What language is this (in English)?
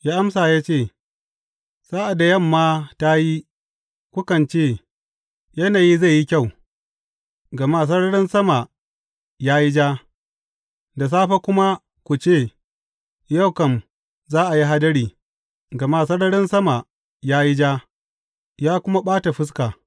Hausa